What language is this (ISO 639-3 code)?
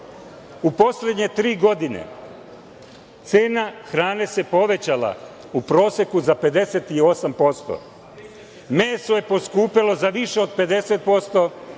srp